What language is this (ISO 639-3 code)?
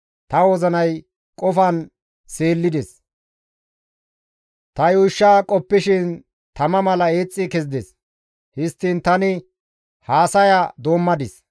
gmv